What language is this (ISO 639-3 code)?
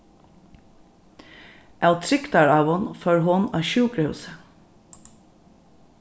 fao